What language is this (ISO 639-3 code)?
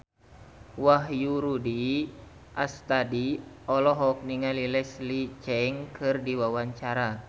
sun